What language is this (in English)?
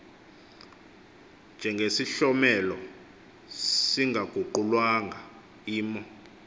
Xhosa